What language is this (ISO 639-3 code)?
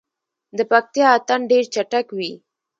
pus